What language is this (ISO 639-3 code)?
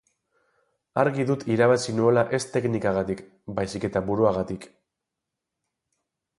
eus